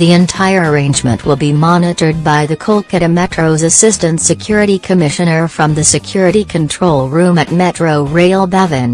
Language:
English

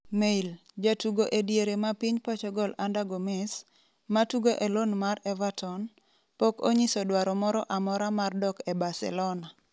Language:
Luo (Kenya and Tanzania)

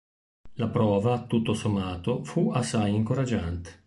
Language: Italian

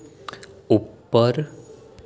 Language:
Gujarati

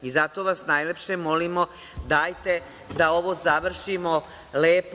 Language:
Serbian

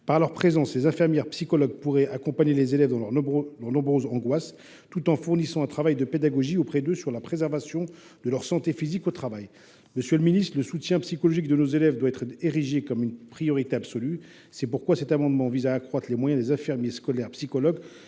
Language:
French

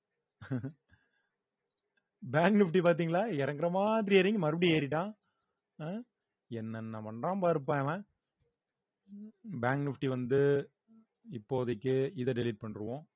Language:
Tamil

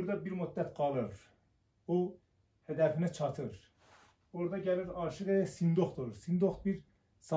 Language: Turkish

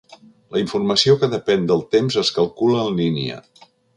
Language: Catalan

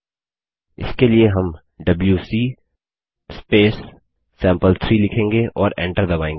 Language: Hindi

